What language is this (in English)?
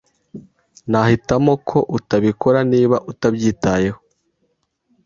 Kinyarwanda